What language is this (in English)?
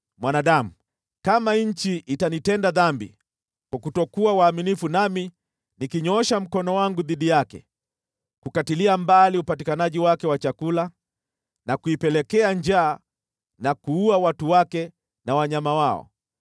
Swahili